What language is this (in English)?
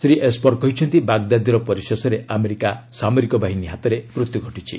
Odia